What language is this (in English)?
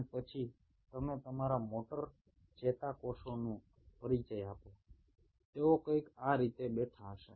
Gujarati